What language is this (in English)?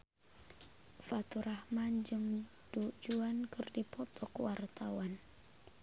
Sundanese